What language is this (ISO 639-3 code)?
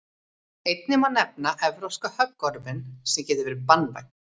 isl